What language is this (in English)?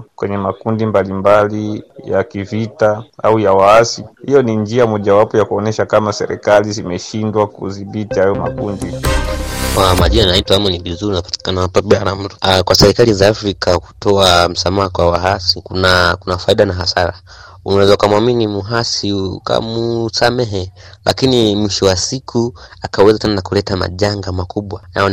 Swahili